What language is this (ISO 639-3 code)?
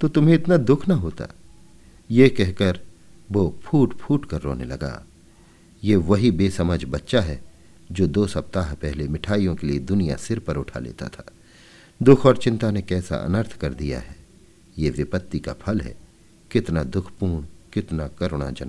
hin